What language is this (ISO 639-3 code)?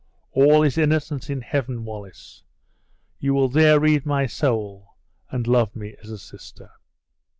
eng